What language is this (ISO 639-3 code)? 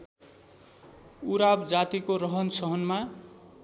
nep